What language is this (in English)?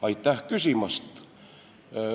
Estonian